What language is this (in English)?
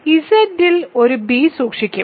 Malayalam